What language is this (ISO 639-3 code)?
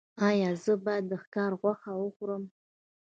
pus